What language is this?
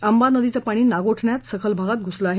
Marathi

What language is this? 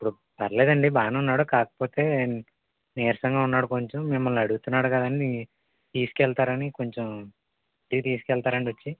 Telugu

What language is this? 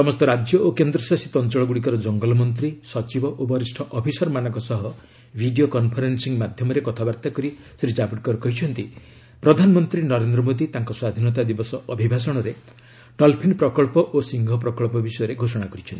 Odia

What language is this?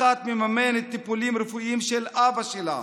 Hebrew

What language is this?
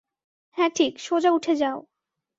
Bangla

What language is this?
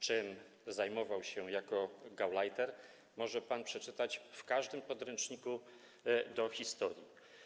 Polish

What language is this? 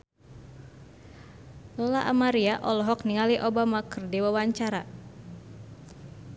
Sundanese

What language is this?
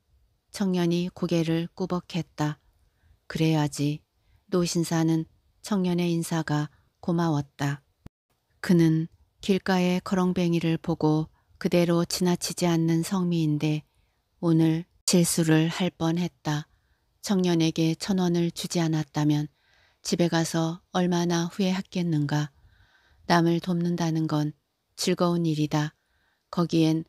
Korean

